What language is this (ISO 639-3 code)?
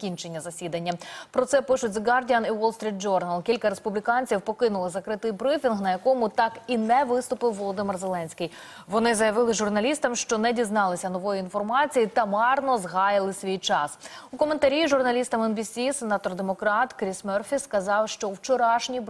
ukr